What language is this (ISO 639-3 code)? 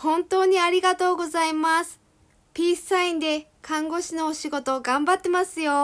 jpn